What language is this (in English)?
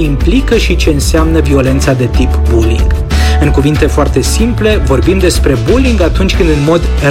Romanian